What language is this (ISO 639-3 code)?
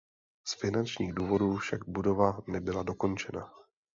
ces